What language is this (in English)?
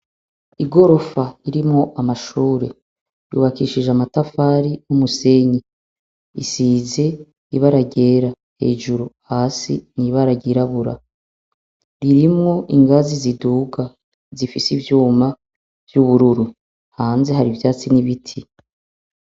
Rundi